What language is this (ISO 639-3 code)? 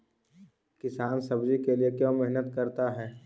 mag